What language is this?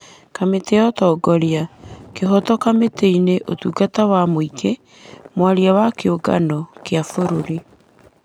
Kikuyu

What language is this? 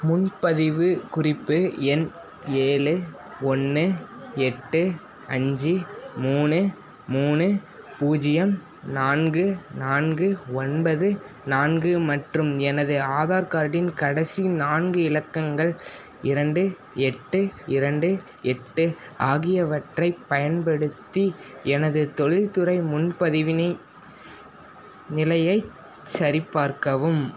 Tamil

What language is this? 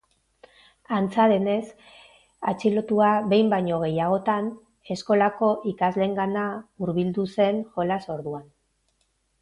Basque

